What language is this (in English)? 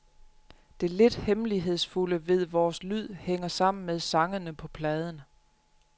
Danish